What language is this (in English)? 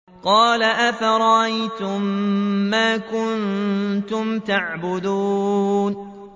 Arabic